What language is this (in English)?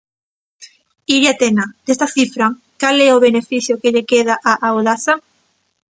Galician